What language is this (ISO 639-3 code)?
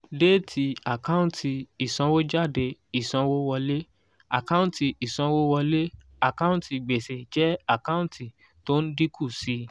yor